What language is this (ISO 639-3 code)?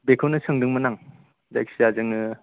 brx